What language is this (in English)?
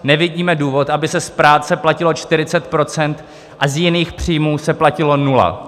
Czech